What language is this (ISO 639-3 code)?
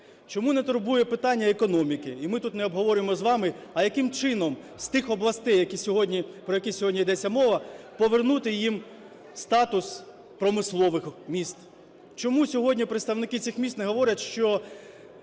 ukr